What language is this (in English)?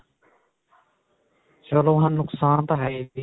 Punjabi